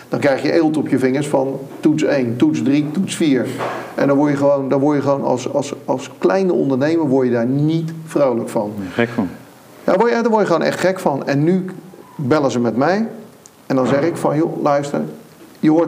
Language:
Dutch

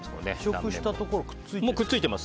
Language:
Japanese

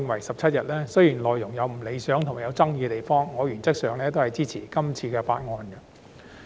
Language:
Cantonese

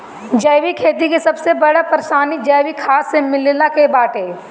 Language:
Bhojpuri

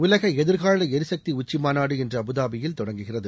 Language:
Tamil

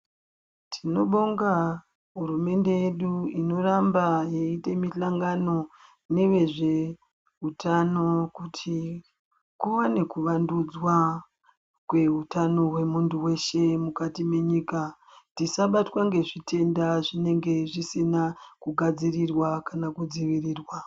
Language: Ndau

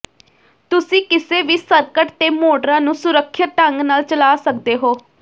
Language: Punjabi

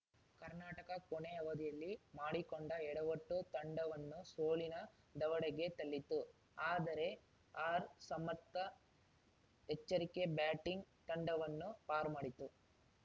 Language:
Kannada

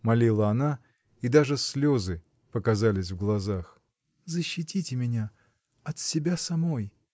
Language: Russian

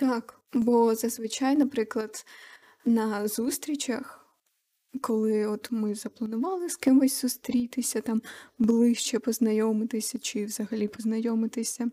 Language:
Ukrainian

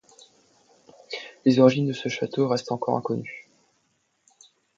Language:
French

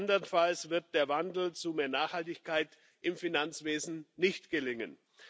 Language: German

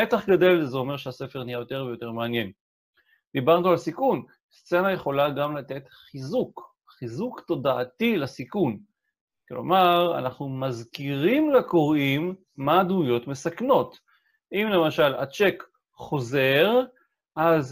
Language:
Hebrew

